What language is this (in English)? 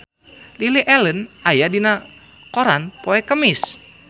Sundanese